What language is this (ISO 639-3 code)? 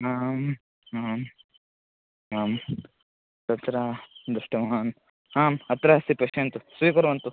san